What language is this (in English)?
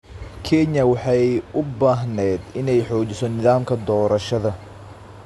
Somali